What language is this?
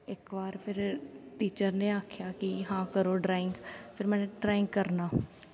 Dogri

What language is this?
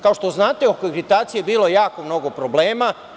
Serbian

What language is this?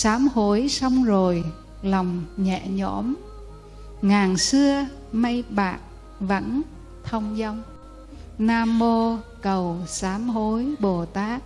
Vietnamese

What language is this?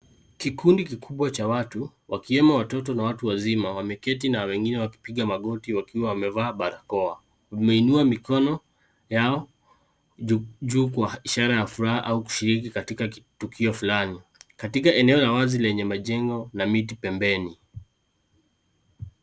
Swahili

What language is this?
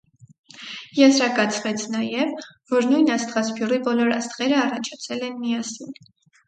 Armenian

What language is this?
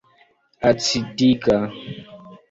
Esperanto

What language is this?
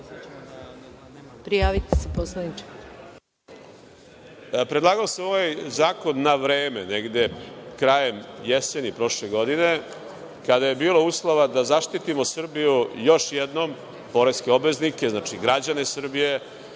Serbian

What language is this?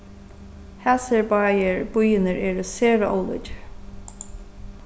Faroese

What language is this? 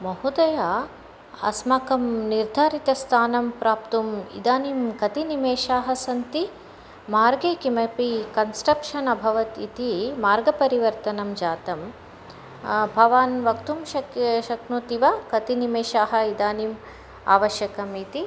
Sanskrit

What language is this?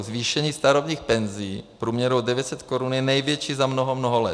Czech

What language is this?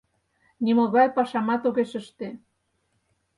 Mari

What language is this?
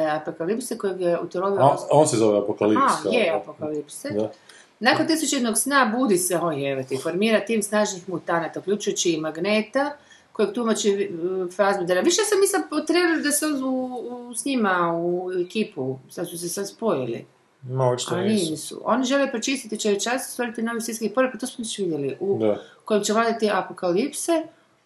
Croatian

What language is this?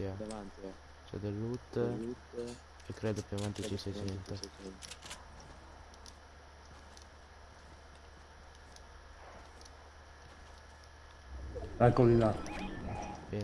Italian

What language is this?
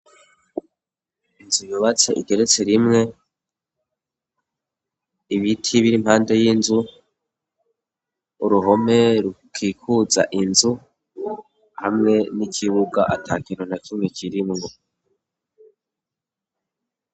Rundi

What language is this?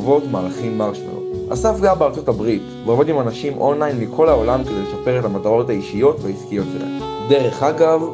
Hebrew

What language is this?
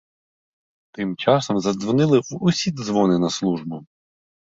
Ukrainian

